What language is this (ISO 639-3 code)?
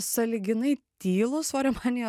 lit